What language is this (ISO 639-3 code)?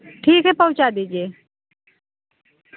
hin